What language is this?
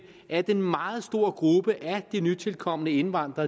Danish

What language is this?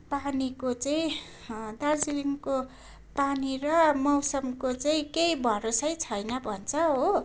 Nepali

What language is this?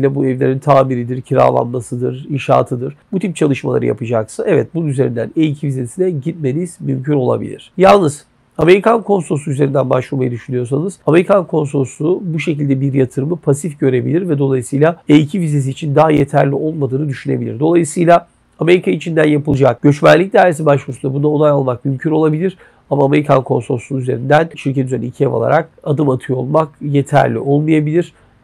Turkish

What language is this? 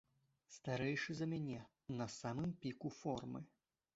Belarusian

